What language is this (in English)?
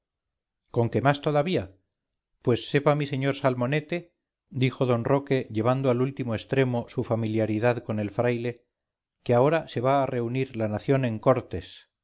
Spanish